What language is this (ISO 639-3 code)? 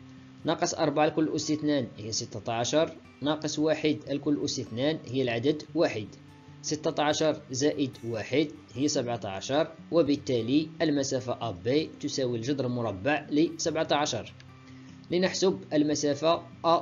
ara